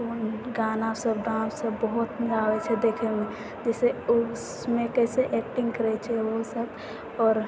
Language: Maithili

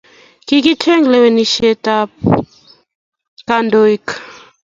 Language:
Kalenjin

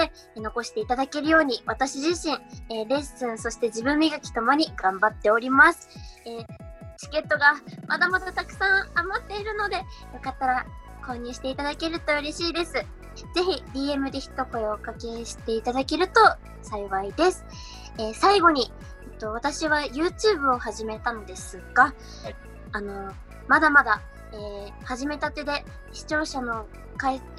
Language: Japanese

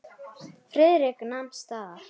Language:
Icelandic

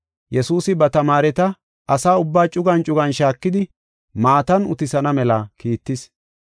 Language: Gofa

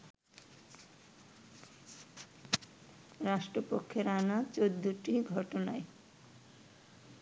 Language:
Bangla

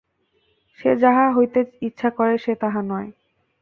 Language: Bangla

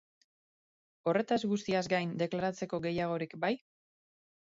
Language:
Basque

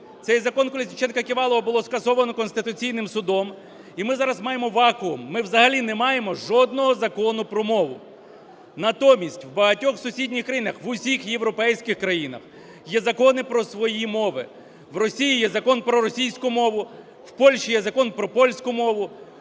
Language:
Ukrainian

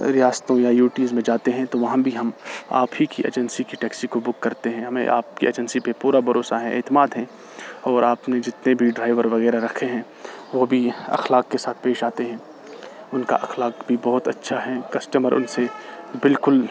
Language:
Urdu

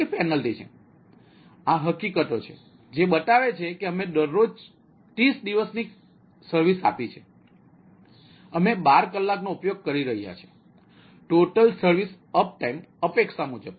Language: Gujarati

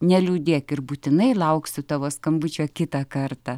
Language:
Lithuanian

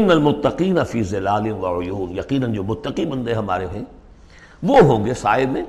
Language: Urdu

